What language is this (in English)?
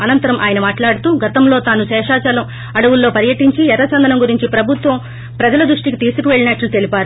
Telugu